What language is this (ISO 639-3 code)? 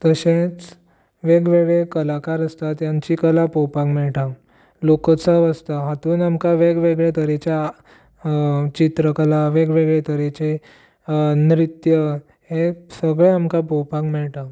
kok